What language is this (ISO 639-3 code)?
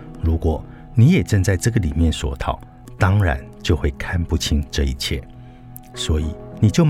zho